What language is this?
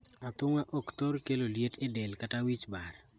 Luo (Kenya and Tanzania)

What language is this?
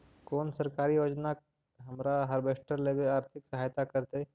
Magahi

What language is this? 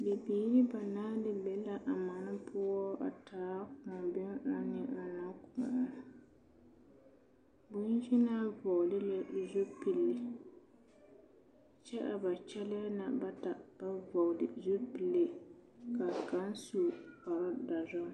Southern Dagaare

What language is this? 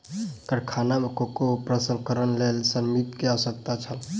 Maithili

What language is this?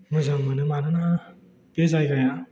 Bodo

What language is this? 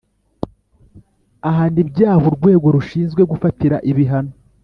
Kinyarwanda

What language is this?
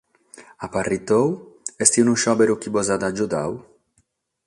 Sardinian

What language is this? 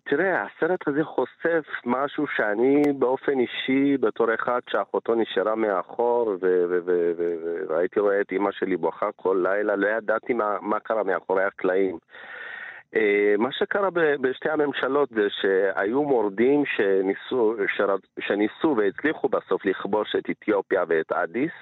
Hebrew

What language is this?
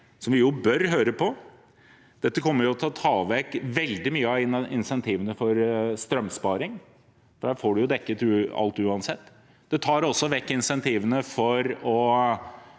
Norwegian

